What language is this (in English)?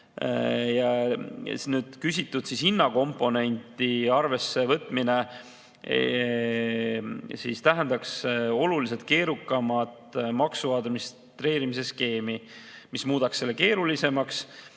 Estonian